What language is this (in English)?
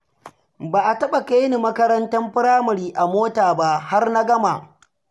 Hausa